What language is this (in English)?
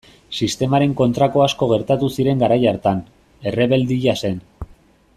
Basque